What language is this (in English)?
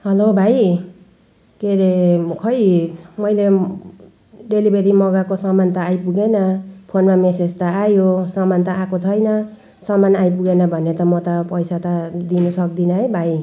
Nepali